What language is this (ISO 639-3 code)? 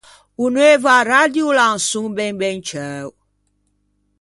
lij